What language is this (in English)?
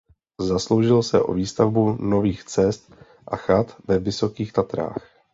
Czech